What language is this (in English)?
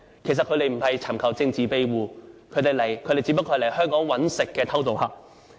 Cantonese